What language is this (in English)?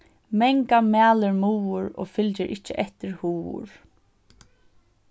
Faroese